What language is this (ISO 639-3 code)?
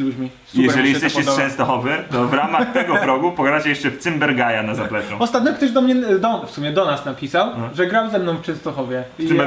pol